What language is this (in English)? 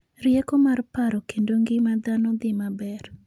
Luo (Kenya and Tanzania)